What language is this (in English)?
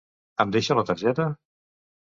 Catalan